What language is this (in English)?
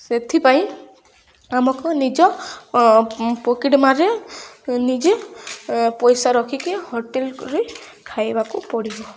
Odia